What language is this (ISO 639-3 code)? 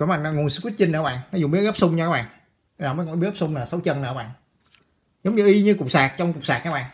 vie